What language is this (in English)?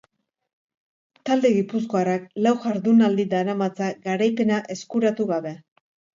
Basque